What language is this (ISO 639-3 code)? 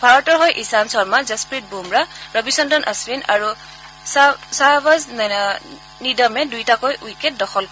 asm